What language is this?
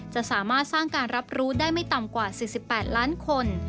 Thai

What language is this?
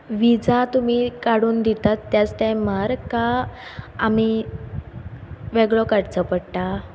Konkani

